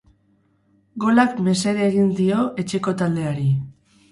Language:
Basque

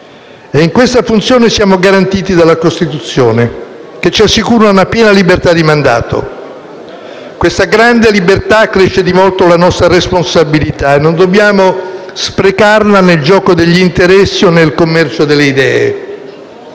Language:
Italian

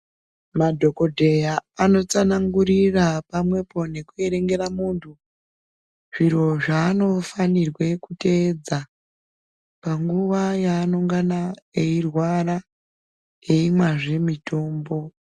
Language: Ndau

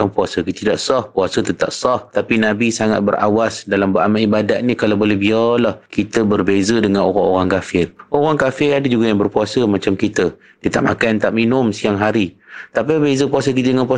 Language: Malay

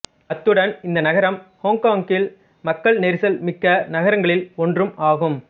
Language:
Tamil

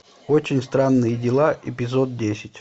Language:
Russian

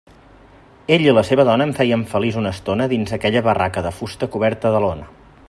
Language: Catalan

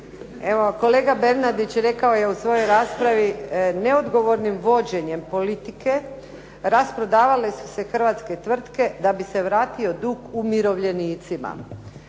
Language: Croatian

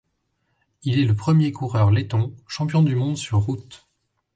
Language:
French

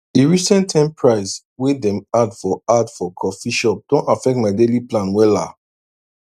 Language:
Nigerian Pidgin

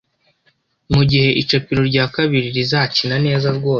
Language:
Kinyarwanda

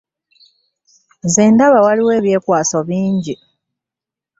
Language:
Ganda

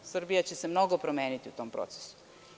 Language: Serbian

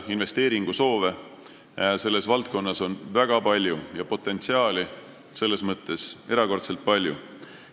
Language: Estonian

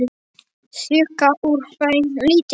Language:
Icelandic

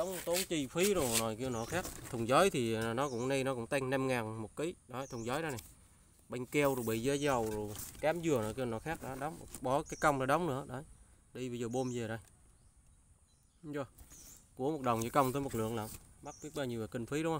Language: Vietnamese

